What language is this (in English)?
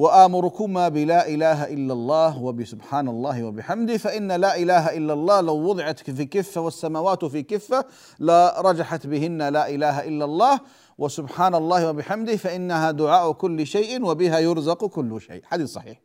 Arabic